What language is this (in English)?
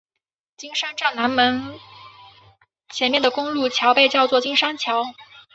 Chinese